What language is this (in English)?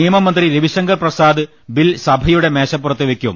Malayalam